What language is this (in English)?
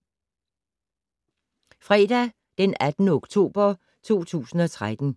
Danish